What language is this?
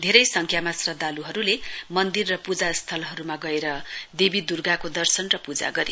Nepali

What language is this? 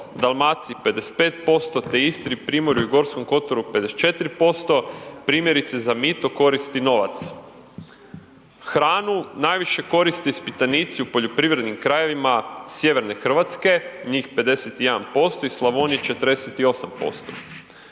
Croatian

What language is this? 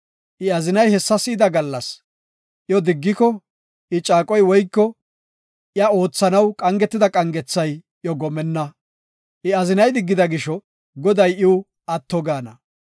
Gofa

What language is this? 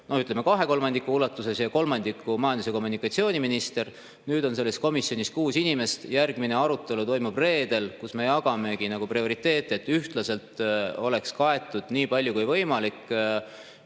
Estonian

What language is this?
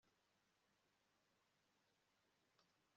Kinyarwanda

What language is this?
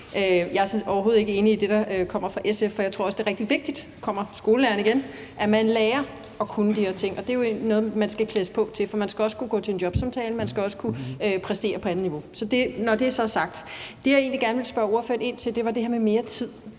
Danish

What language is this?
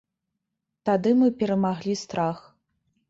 Belarusian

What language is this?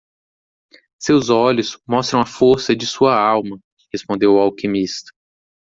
Portuguese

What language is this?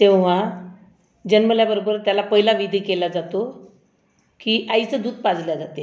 Marathi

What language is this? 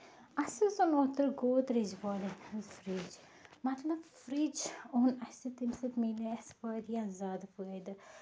Kashmiri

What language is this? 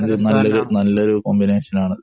Malayalam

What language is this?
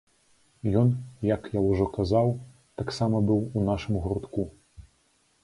Belarusian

